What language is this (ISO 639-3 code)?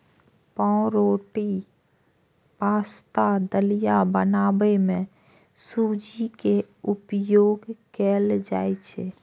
mai